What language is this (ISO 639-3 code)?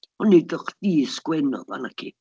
cym